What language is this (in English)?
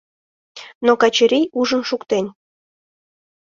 Mari